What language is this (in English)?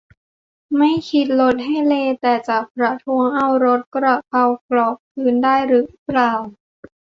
Thai